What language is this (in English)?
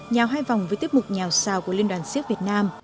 Vietnamese